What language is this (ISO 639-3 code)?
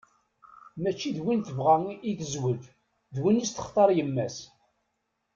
kab